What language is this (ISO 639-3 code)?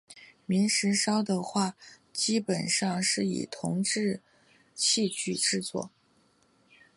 zho